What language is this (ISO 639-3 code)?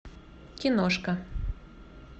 rus